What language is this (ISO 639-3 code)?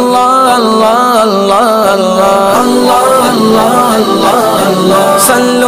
ara